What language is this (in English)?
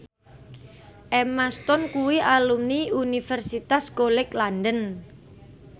Javanese